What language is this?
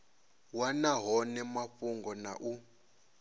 Venda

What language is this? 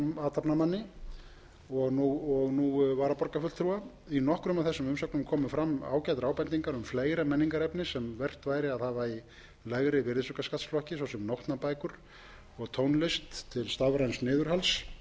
Icelandic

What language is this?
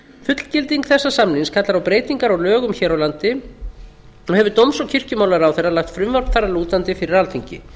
Icelandic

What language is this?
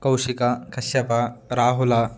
Sanskrit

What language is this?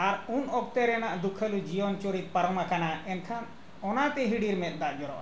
Santali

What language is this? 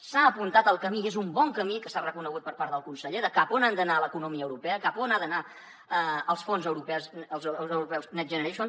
Catalan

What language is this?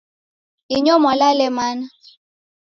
Taita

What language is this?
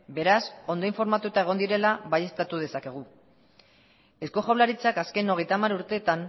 Basque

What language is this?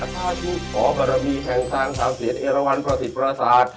Thai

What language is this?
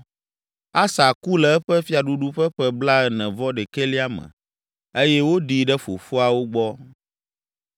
Ewe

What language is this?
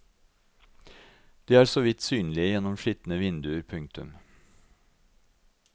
Norwegian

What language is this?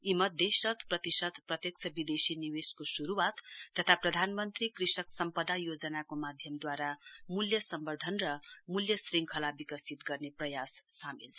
Nepali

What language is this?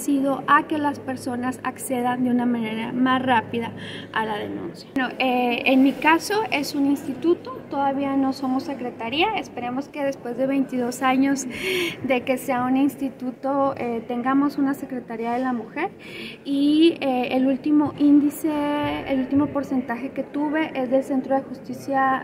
Spanish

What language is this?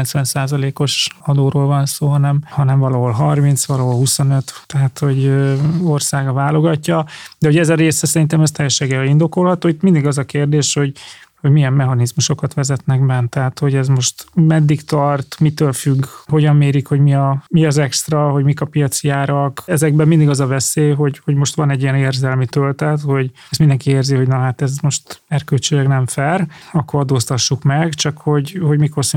Hungarian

